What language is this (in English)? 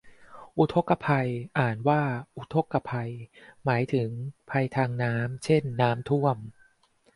Thai